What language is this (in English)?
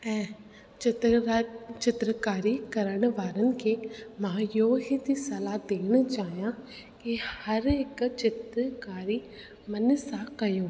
Sindhi